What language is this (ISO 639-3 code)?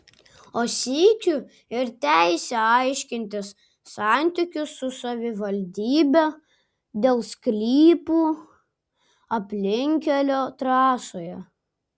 lit